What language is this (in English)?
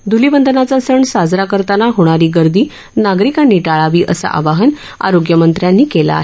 Marathi